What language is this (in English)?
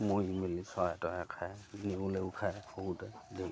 Assamese